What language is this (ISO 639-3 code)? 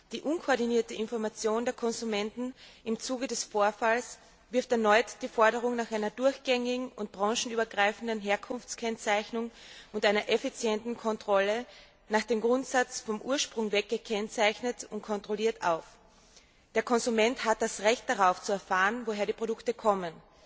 deu